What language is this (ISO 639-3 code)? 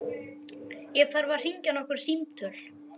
isl